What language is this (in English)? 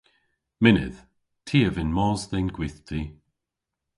Cornish